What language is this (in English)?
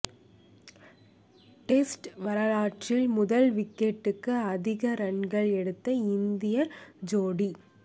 Tamil